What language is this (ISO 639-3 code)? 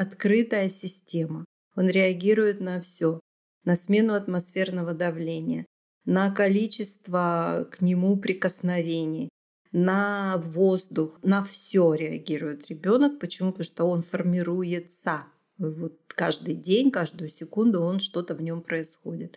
rus